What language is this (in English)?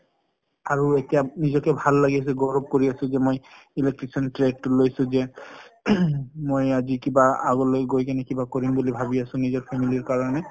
Assamese